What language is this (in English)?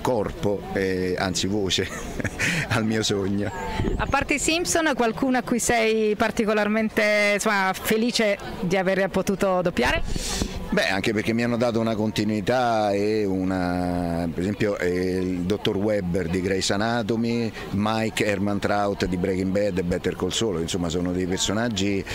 Italian